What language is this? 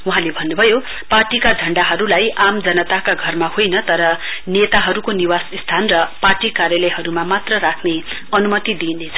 Nepali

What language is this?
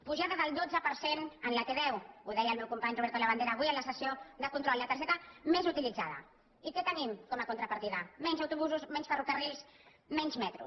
Catalan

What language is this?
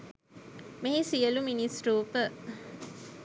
Sinhala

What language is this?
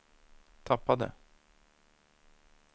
Swedish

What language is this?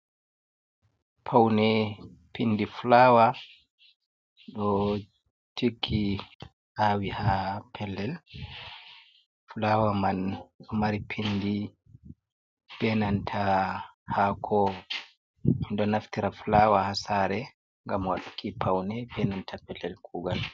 Fula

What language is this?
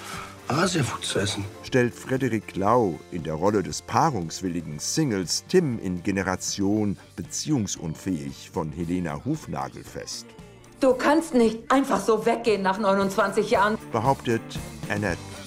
German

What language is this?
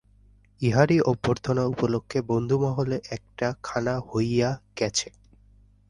Bangla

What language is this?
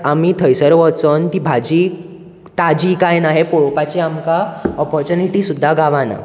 Konkani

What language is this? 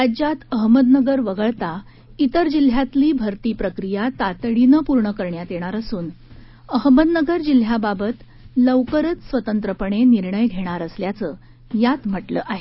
Marathi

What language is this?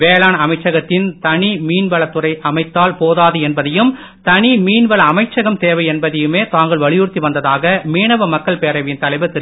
Tamil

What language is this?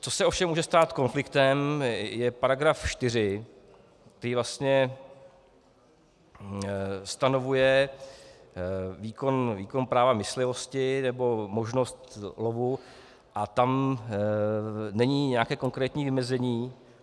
Czech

